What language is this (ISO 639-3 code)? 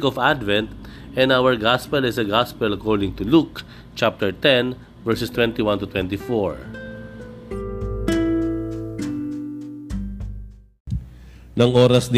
fil